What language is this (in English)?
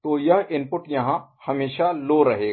Hindi